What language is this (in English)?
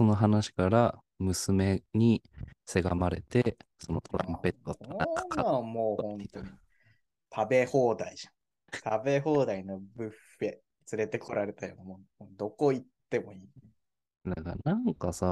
Japanese